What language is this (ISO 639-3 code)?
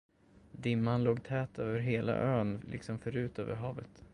swe